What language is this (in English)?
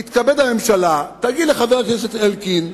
Hebrew